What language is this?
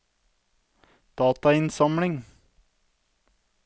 Norwegian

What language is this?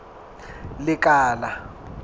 Southern Sotho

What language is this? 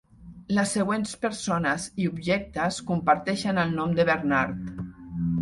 Catalan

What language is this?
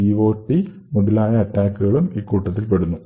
Malayalam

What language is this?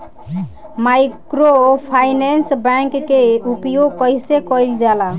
Bhojpuri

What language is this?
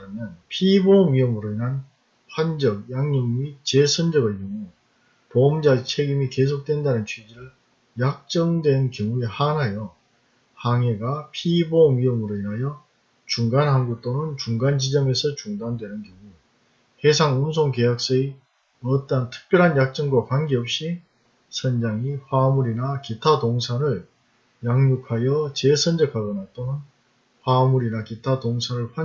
Korean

